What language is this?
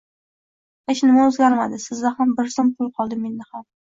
Uzbek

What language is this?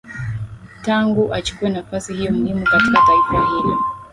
Swahili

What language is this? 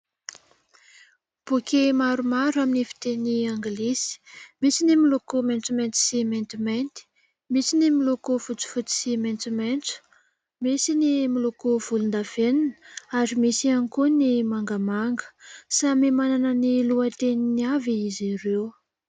Malagasy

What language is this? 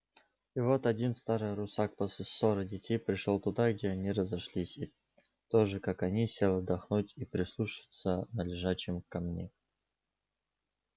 Russian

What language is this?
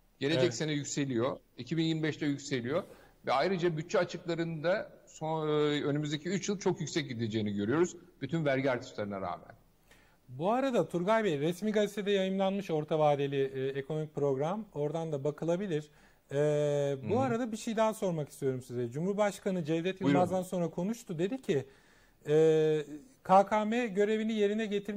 Turkish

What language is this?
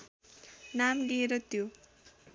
Nepali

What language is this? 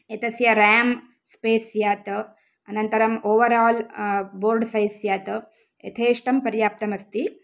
Sanskrit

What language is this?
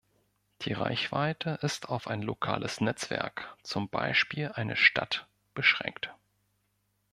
German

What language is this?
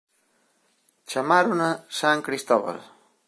Galician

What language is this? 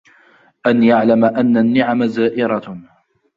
Arabic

